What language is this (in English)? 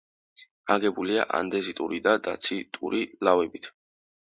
Georgian